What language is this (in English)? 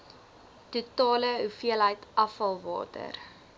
Afrikaans